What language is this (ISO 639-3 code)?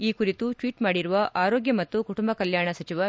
kan